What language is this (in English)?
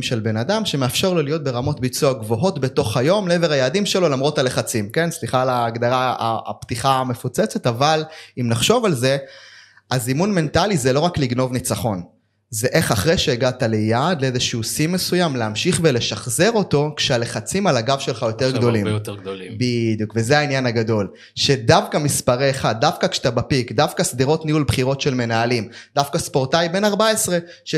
Hebrew